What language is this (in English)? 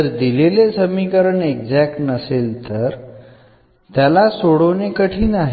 Marathi